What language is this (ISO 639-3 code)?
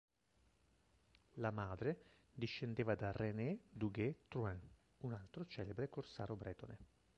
ita